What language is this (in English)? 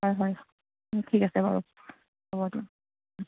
Assamese